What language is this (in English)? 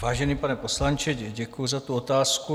Czech